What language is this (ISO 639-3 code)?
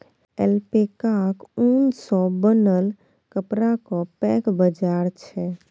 mai